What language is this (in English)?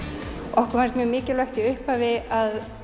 Icelandic